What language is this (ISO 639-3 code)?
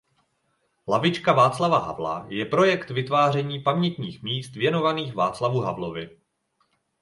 ces